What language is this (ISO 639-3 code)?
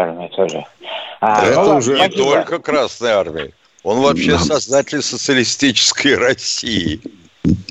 rus